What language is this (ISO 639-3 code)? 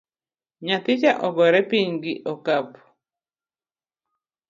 luo